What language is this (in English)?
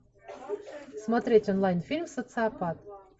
Russian